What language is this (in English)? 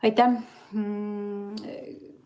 Estonian